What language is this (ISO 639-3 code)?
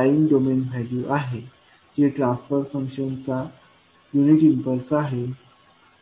mar